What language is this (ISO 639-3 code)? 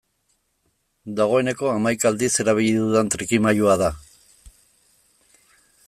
eus